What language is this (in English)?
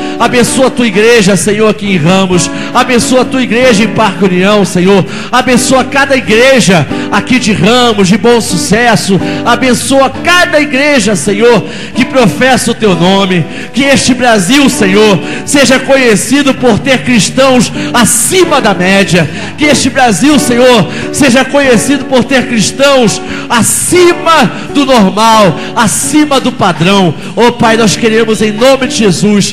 Portuguese